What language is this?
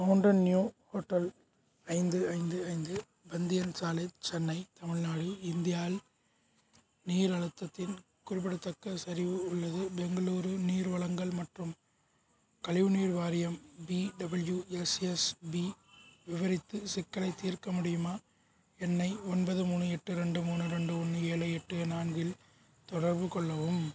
Tamil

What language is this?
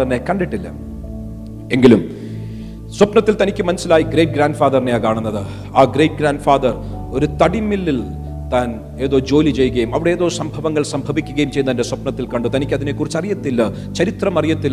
Malayalam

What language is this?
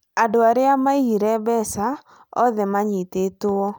Kikuyu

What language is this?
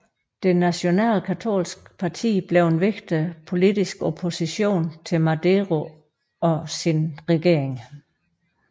Danish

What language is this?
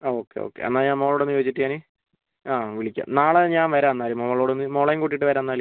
Malayalam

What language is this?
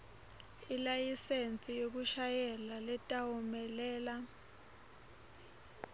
Swati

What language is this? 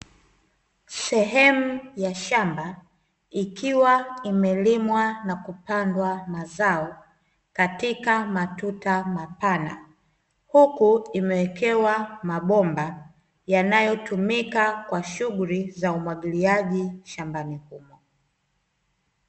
Swahili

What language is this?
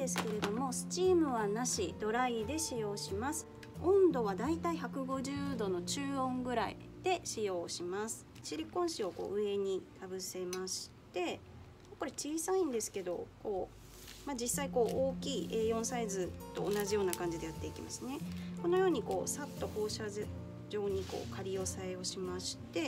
Japanese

